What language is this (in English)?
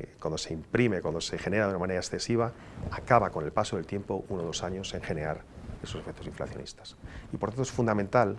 Spanish